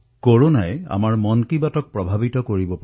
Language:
Assamese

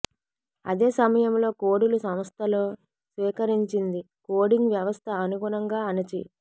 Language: Telugu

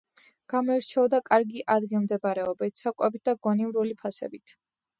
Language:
Georgian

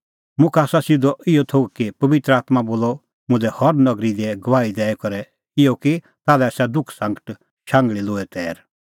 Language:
Kullu Pahari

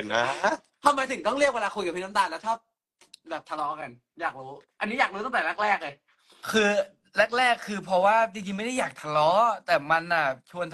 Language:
Thai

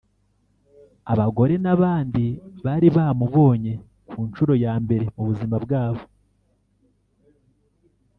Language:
Kinyarwanda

